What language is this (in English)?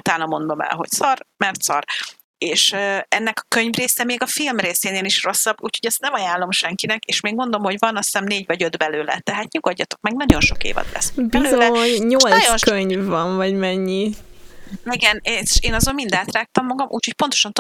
Hungarian